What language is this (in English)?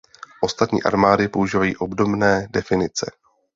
Czech